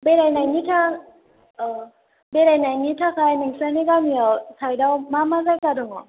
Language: Bodo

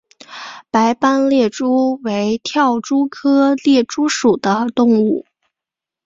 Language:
Chinese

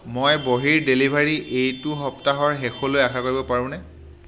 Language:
Assamese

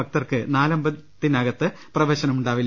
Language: Malayalam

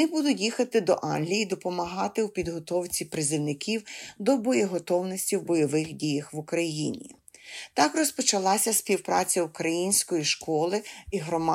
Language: Ukrainian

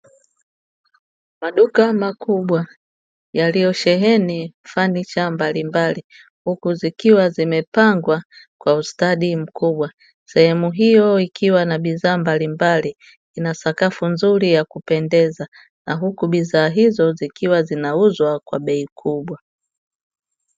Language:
Swahili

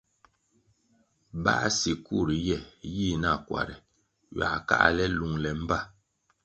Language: Kwasio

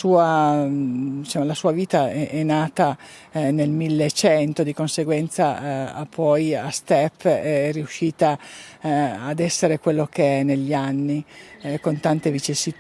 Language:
Italian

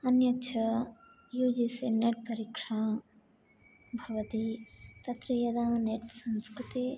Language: Sanskrit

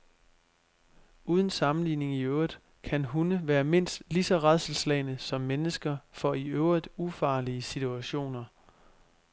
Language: Danish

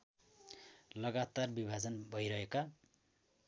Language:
Nepali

